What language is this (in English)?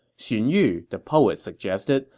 English